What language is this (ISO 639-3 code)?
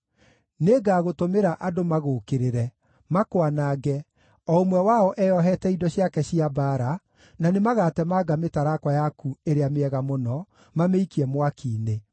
kik